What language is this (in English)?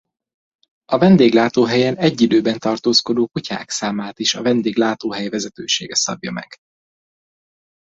Hungarian